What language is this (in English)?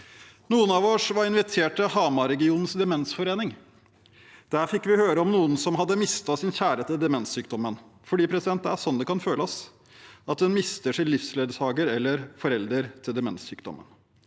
Norwegian